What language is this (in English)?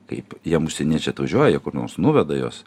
Lithuanian